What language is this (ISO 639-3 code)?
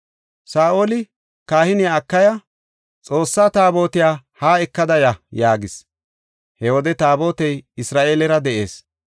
gof